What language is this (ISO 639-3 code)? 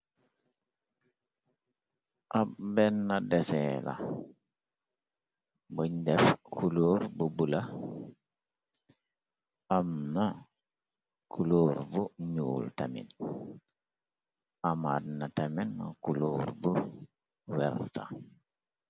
wol